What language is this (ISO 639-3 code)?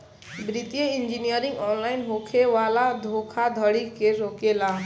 bho